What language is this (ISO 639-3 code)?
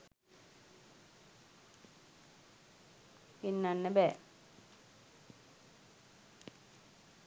sin